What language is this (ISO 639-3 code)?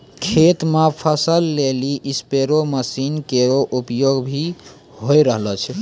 mai